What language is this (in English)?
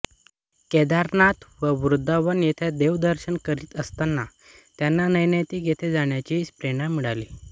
Marathi